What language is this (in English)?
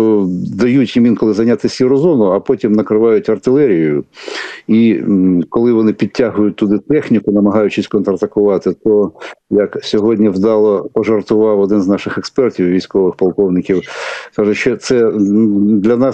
Ukrainian